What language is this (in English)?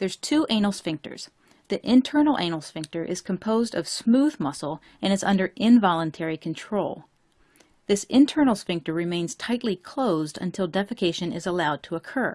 English